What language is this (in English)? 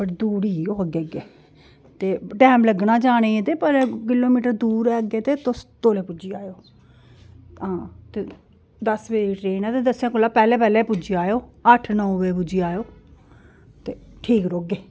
Dogri